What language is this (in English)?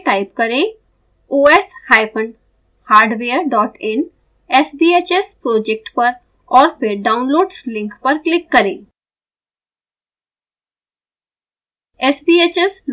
Hindi